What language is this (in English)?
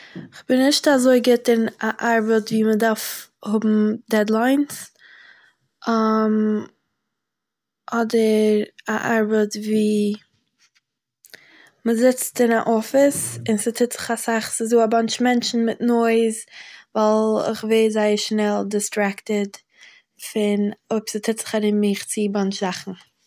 Yiddish